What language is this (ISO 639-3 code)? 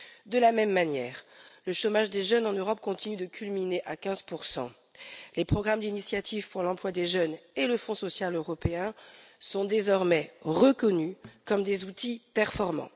fra